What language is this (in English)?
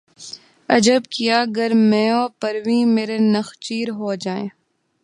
Urdu